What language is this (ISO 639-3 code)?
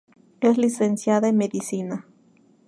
spa